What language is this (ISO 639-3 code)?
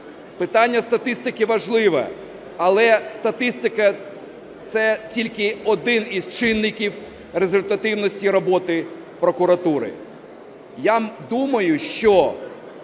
ukr